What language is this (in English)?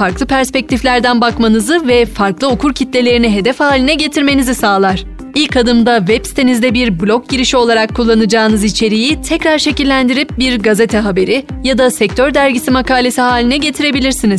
Turkish